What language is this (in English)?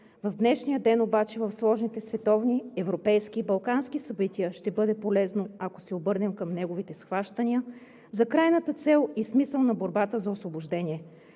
Bulgarian